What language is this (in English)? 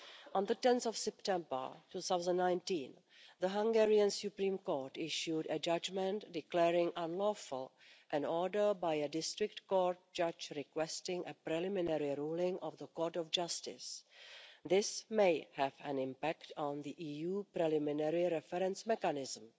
English